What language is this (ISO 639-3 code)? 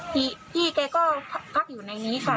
tha